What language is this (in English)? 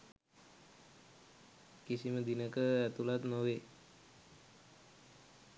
Sinhala